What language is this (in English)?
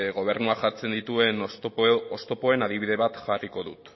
Basque